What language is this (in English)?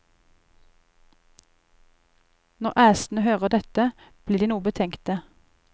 Norwegian